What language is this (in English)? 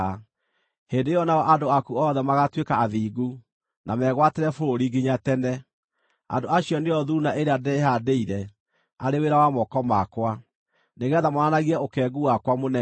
Kikuyu